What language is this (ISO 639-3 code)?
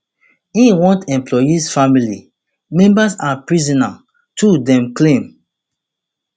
pcm